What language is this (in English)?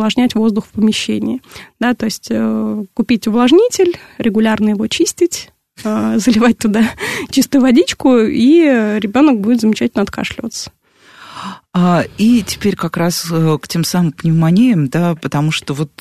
Russian